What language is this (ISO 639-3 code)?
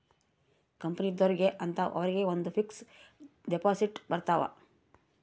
kan